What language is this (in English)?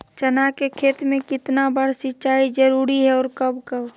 Magahi